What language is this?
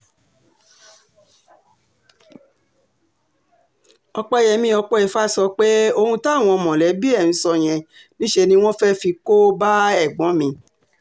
Yoruba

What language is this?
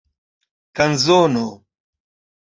Esperanto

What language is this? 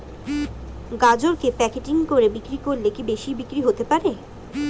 Bangla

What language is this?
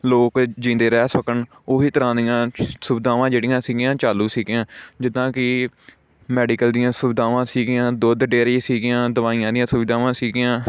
Punjabi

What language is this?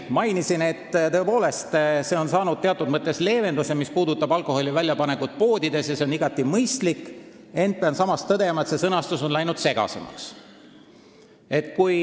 Estonian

